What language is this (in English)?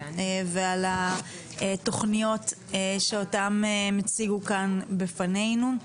Hebrew